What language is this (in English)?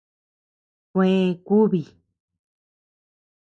Tepeuxila Cuicatec